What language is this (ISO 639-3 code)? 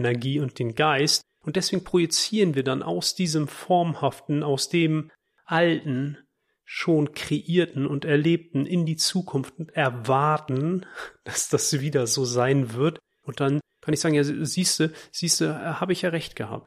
deu